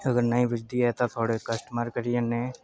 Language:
Dogri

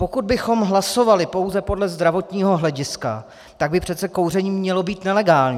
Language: Czech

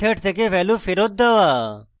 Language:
Bangla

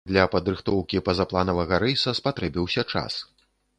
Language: Belarusian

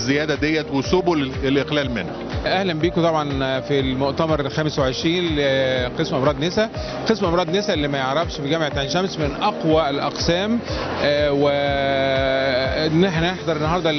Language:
Arabic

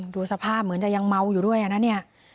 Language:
Thai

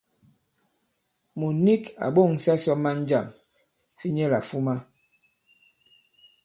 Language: Bankon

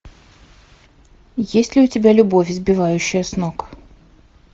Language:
Russian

